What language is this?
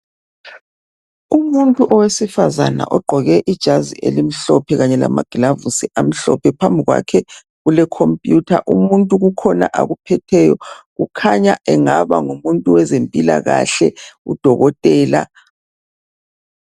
North Ndebele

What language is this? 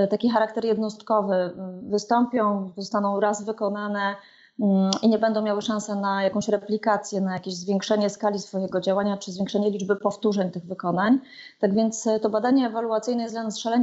Polish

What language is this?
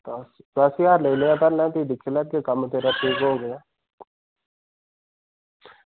Dogri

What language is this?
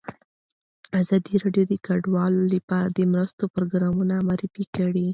Pashto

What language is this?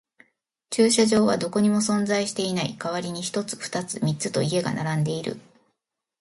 Japanese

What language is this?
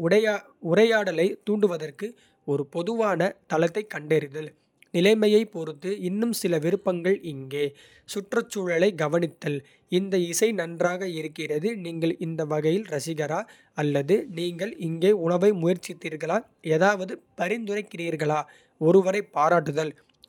Kota (India)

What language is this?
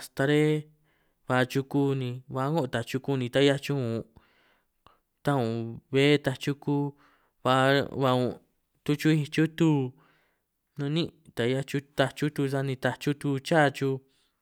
San Martín Itunyoso Triqui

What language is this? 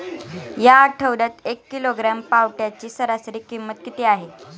Marathi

